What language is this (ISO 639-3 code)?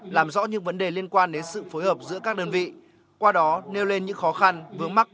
vie